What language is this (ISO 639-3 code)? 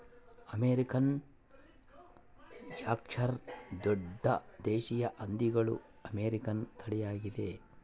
kan